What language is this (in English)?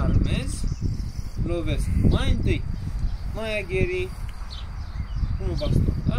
Romanian